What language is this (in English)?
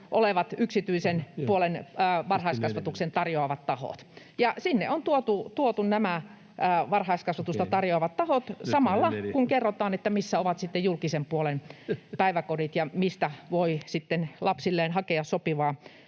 Finnish